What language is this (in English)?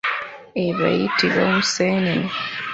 Ganda